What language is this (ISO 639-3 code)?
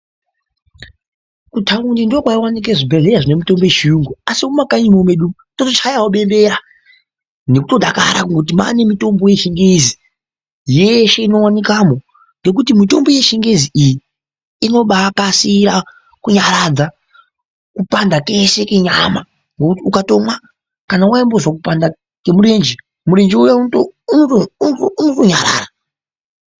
ndc